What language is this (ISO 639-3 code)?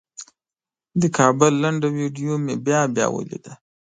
pus